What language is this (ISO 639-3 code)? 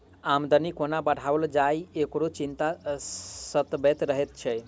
mai